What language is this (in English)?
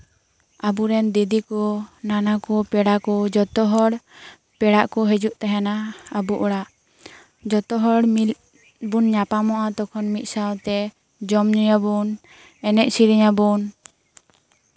Santali